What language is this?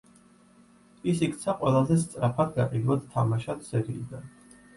Georgian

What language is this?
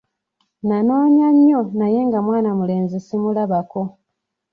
Ganda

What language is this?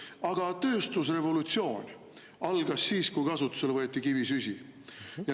Estonian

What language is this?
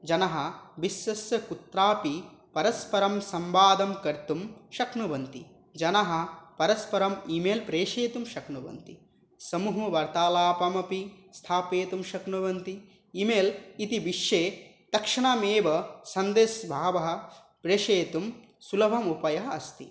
Sanskrit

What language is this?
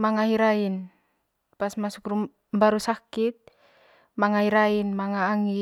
Manggarai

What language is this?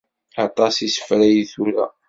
Kabyle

